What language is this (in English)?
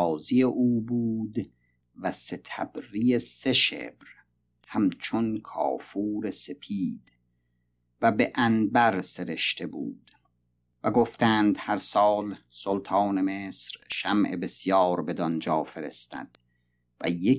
Persian